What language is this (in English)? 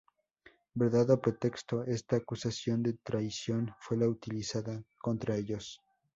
Spanish